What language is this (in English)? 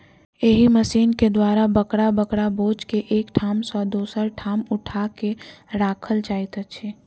Maithili